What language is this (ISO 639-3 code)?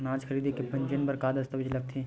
hne